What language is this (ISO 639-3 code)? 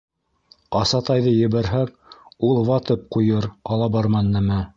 bak